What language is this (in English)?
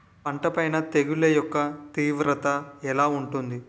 Telugu